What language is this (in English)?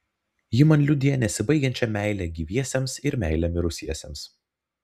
Lithuanian